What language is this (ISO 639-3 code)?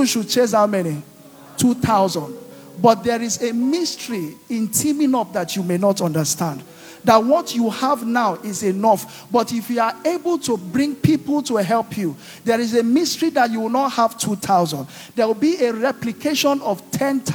eng